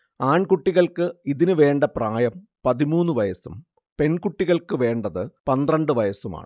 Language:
Malayalam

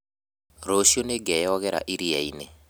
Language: Kikuyu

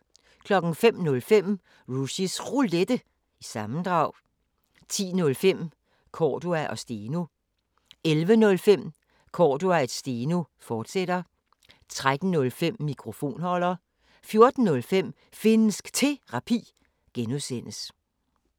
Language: Danish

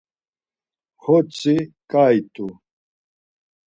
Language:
Laz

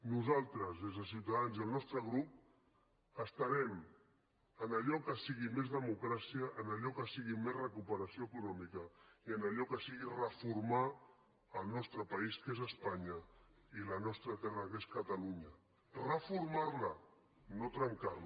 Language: Catalan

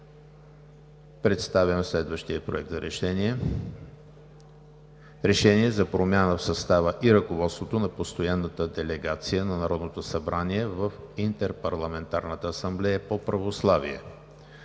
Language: Bulgarian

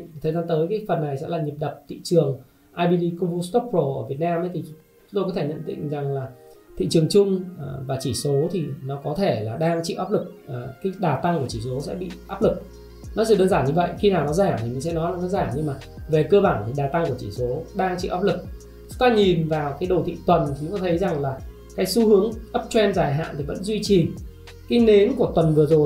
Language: Vietnamese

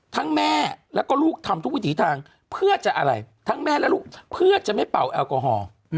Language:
Thai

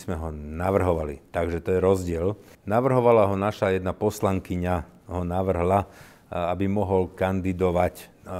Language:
Slovak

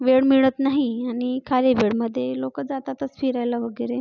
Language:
Marathi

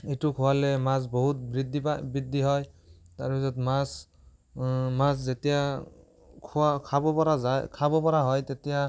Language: Assamese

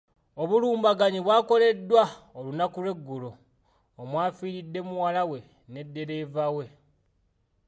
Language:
Ganda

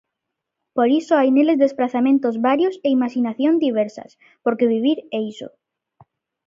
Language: Galician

